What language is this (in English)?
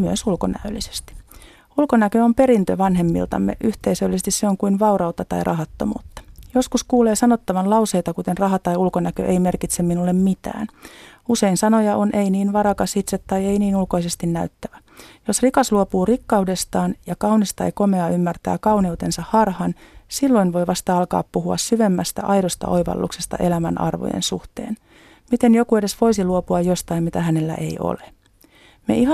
Finnish